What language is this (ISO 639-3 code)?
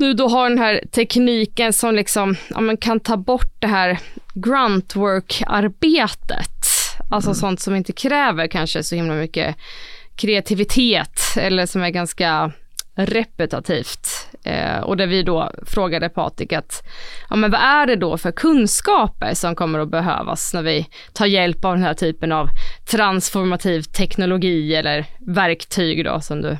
swe